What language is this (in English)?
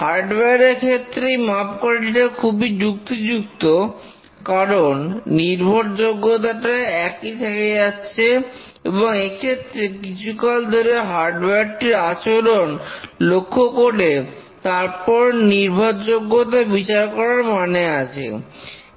Bangla